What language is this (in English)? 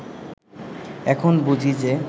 Bangla